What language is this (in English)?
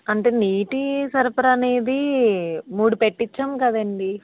Telugu